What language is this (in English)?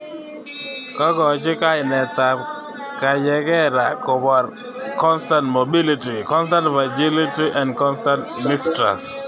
Kalenjin